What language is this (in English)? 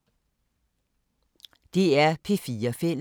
Danish